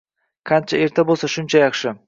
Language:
Uzbek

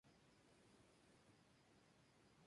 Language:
Spanish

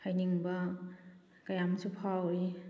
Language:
Manipuri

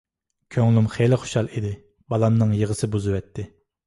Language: Uyghur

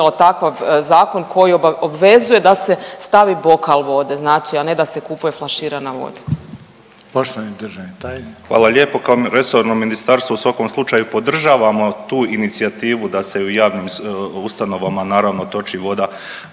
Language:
Croatian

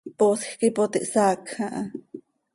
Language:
Seri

